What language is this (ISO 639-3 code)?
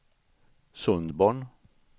swe